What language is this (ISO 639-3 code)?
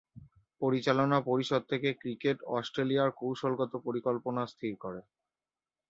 ben